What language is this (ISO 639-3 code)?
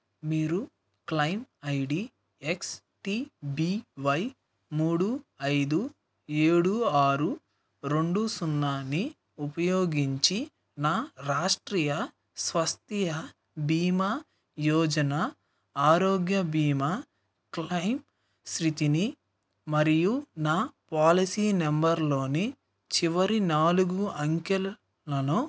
tel